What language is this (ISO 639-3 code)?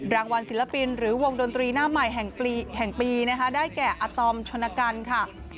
tha